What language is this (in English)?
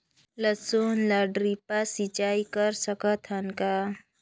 Chhattisgarhi